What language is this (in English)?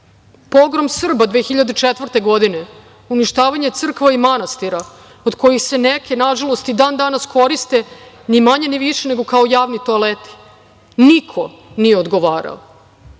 Serbian